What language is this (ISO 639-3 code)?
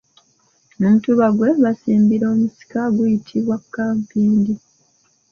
lug